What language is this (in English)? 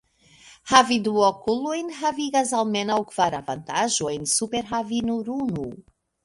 Esperanto